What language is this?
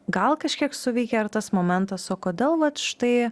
Lithuanian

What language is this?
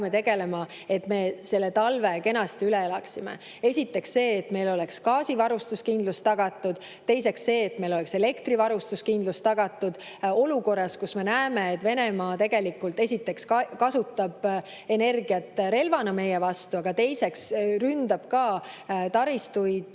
Estonian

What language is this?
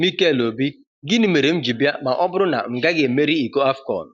Igbo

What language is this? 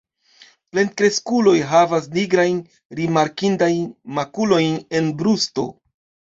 Esperanto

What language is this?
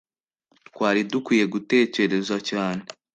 Kinyarwanda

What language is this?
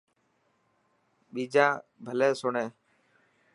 Dhatki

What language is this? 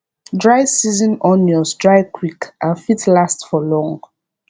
Nigerian Pidgin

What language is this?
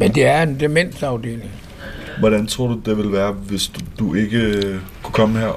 Danish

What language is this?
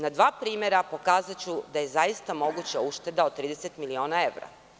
Serbian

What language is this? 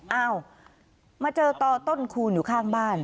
Thai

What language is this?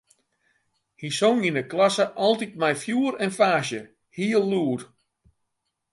Western Frisian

